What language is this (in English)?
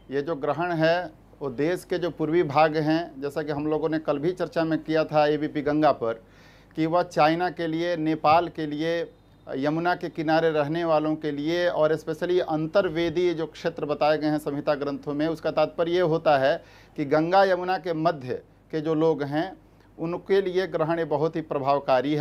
Hindi